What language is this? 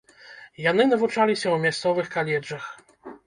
Belarusian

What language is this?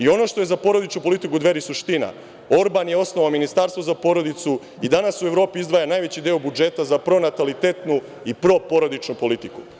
Serbian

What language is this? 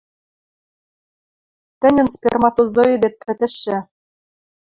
Western Mari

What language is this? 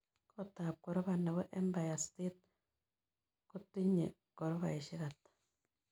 Kalenjin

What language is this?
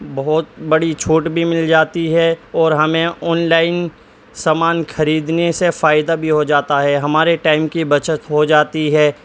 Urdu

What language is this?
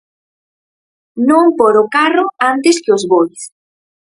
Galician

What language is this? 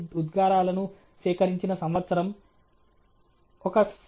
Telugu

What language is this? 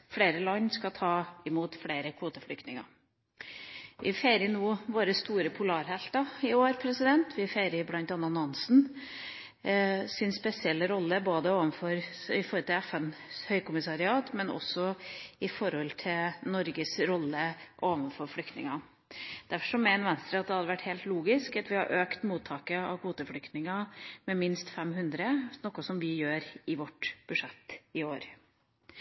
Norwegian Bokmål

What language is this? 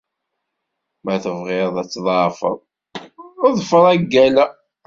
Kabyle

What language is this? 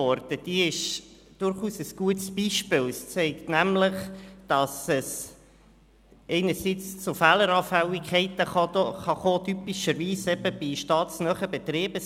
Swiss German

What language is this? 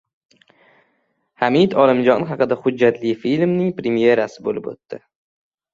Uzbek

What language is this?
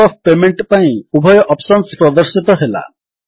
Odia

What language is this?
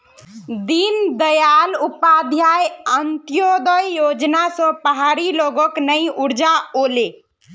Magahi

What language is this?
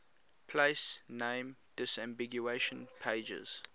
English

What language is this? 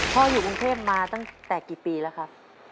Thai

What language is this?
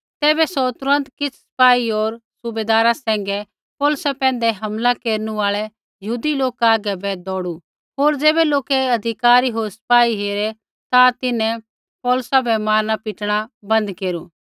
Kullu Pahari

